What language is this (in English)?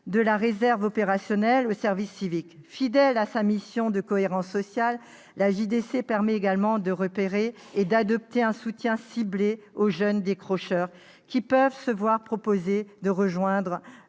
French